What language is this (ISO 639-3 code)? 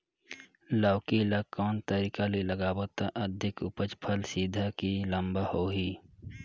hne